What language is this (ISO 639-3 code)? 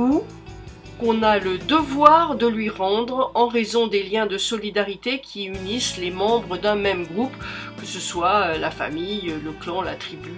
fra